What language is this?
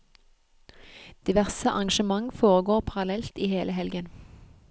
Norwegian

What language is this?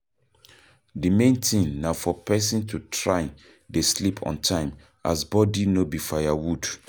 Nigerian Pidgin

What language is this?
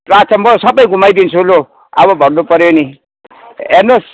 Nepali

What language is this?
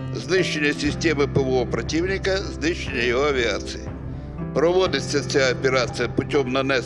Ukrainian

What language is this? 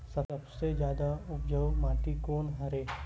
Chhattisgarhi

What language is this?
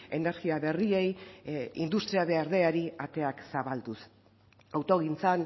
Basque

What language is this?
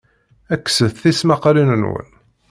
Kabyle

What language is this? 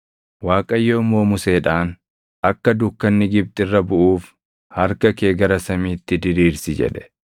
Oromo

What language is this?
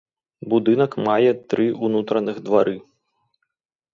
Belarusian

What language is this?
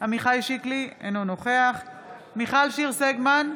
Hebrew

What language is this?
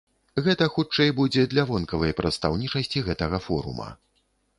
Belarusian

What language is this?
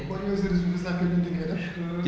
Wolof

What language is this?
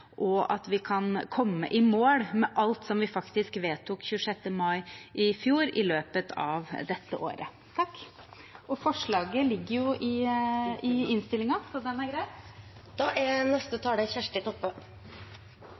Norwegian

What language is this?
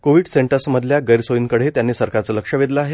Marathi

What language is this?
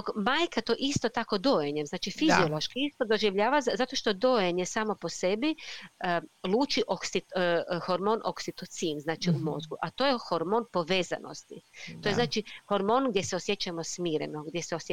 Croatian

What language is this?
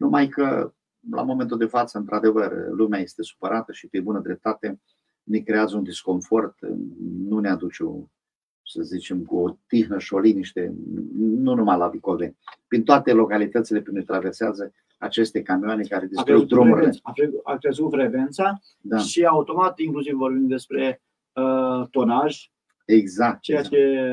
Romanian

